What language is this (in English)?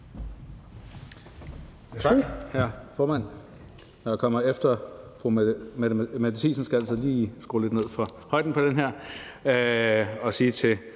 Danish